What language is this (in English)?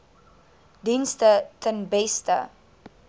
Afrikaans